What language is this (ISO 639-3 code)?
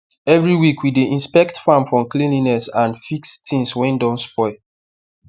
pcm